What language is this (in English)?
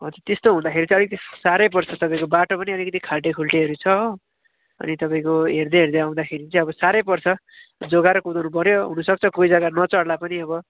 Nepali